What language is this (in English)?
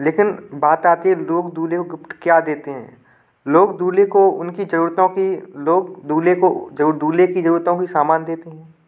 Hindi